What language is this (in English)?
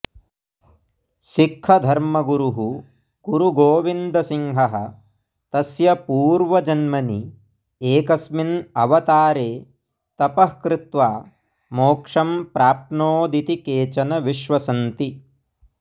Sanskrit